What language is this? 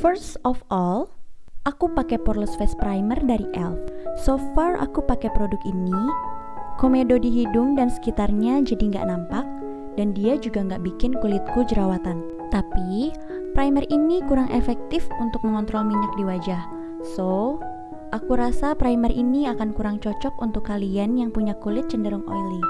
Indonesian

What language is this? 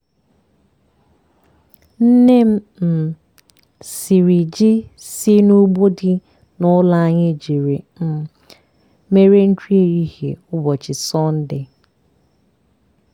Igbo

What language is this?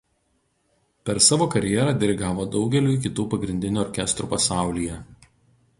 Lithuanian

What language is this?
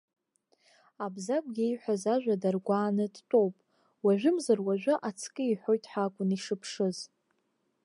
Abkhazian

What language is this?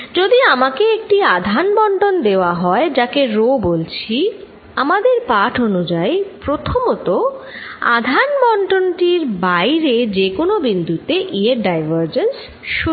Bangla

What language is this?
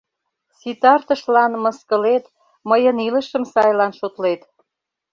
Mari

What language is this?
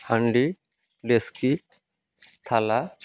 Odia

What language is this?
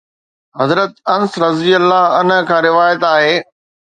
Sindhi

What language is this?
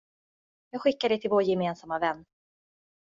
Swedish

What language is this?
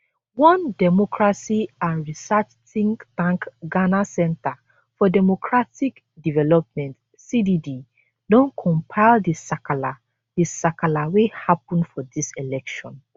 Nigerian Pidgin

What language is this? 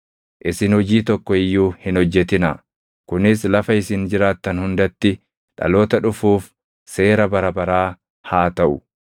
Oromo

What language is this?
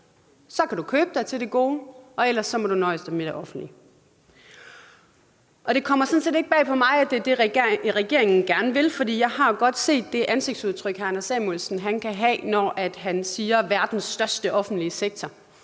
Danish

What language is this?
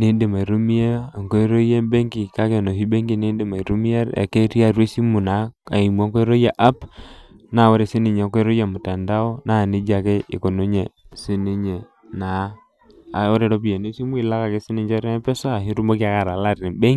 Masai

